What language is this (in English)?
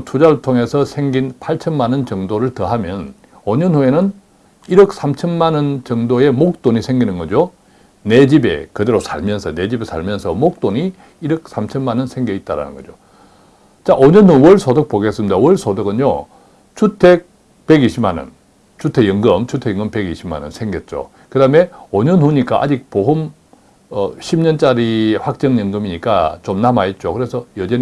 Korean